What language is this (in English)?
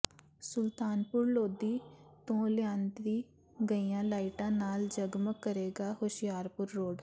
Punjabi